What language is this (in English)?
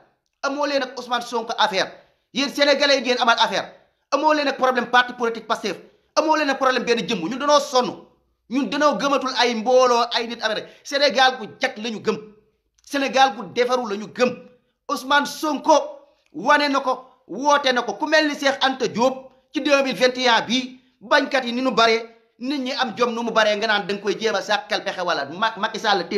Indonesian